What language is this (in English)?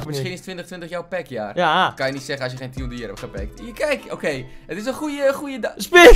Dutch